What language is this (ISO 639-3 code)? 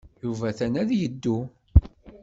kab